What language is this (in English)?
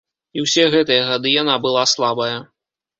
Belarusian